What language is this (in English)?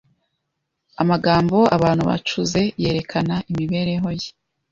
Kinyarwanda